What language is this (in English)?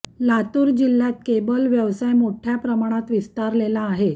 Marathi